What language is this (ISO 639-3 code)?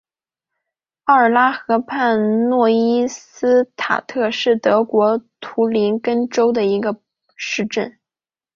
zho